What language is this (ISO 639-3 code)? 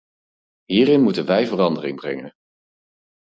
nld